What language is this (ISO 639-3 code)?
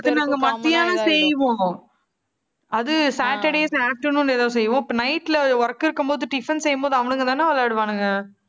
tam